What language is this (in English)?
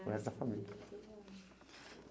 Portuguese